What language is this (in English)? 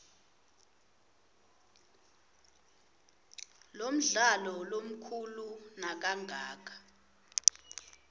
Swati